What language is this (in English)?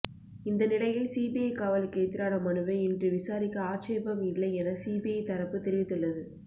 Tamil